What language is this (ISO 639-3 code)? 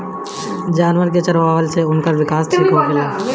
bho